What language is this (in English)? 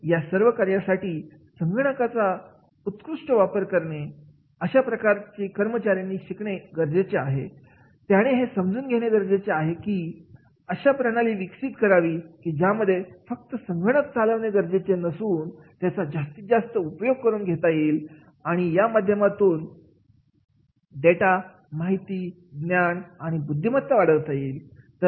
Marathi